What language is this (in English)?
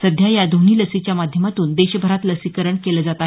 Marathi